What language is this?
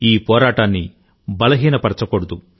Telugu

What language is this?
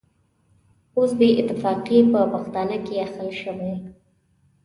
Pashto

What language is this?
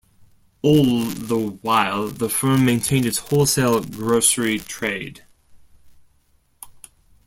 English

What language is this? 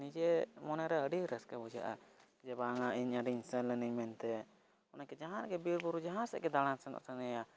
Santali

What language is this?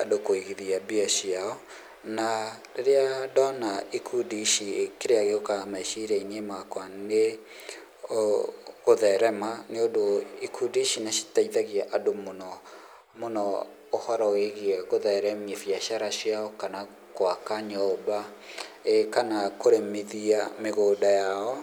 Kikuyu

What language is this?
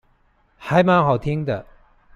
Chinese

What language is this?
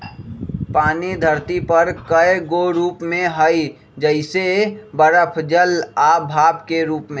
Magahi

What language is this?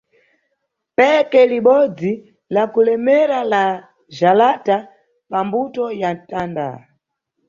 Nyungwe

